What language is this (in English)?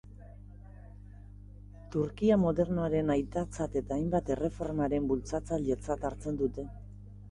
Basque